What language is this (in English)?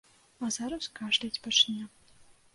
Belarusian